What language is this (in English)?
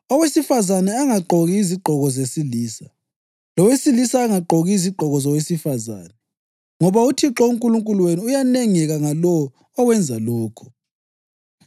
North Ndebele